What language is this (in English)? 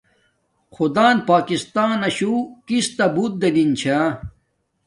Domaaki